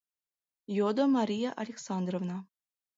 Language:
Mari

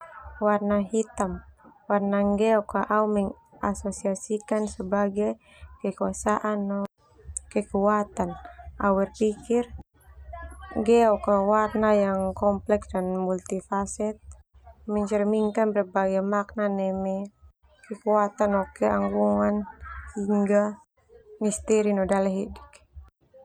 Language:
Termanu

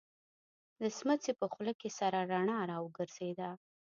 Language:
Pashto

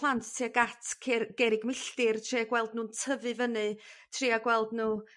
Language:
Welsh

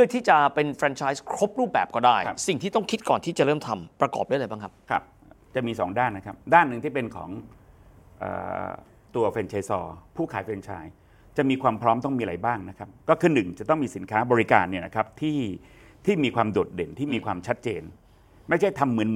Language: Thai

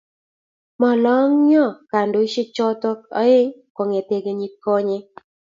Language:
Kalenjin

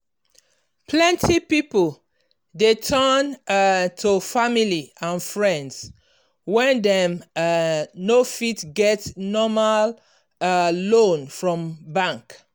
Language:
Nigerian Pidgin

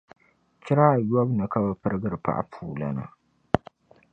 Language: Dagbani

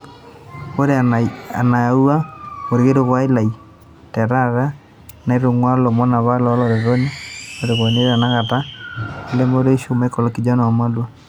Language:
Masai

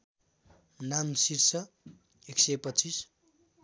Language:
Nepali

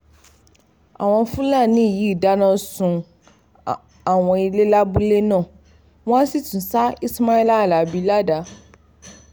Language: Yoruba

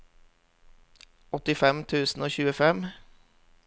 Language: Norwegian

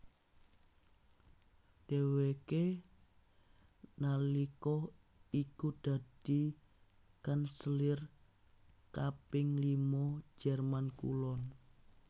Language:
Javanese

